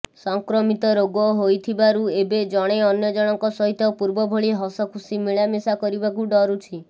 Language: Odia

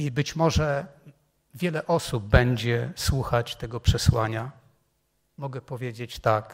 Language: Polish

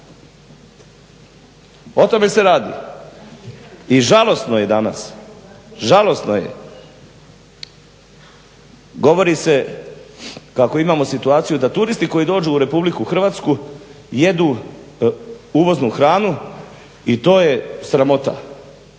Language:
Croatian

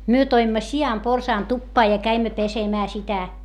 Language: Finnish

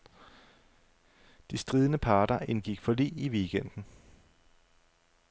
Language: Danish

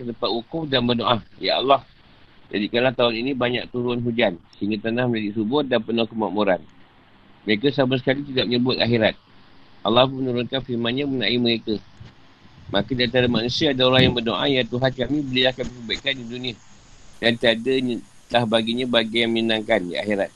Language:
Malay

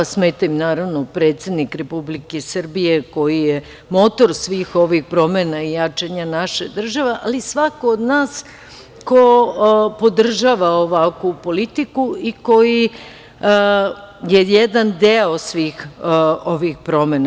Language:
Serbian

